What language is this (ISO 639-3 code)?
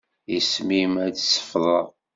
kab